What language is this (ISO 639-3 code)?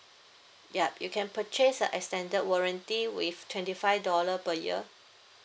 eng